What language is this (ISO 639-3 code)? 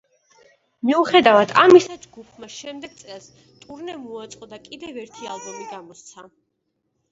kat